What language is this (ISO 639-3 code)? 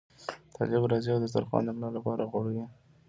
pus